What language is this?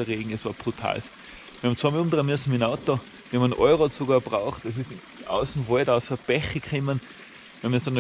German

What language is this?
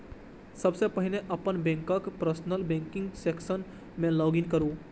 Maithili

